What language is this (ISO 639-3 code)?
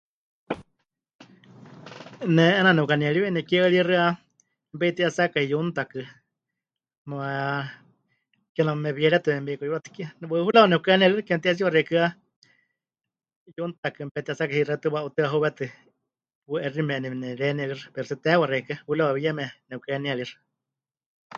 hch